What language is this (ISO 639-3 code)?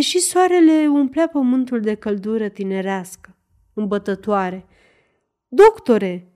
ron